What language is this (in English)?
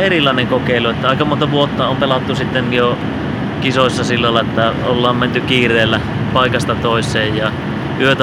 Finnish